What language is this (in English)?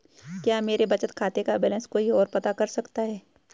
Hindi